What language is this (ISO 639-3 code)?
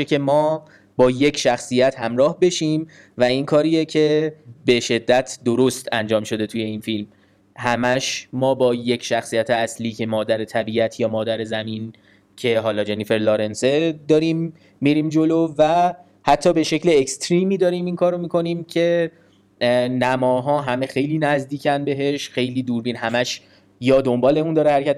fas